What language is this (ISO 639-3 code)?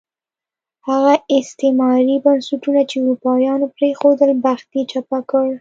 pus